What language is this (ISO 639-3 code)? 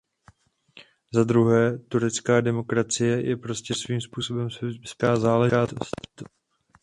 ces